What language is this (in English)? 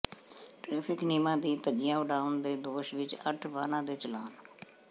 Punjabi